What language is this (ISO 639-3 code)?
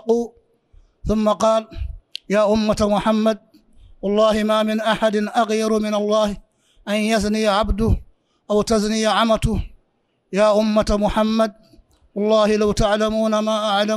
ara